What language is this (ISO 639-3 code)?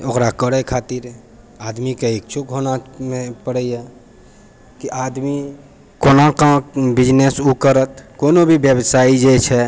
mai